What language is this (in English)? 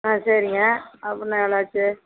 Tamil